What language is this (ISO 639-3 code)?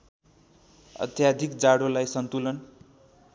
nep